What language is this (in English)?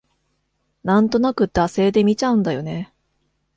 Japanese